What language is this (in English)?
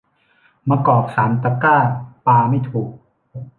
Thai